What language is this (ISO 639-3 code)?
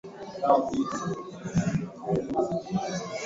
swa